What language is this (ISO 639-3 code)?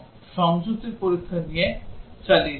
ben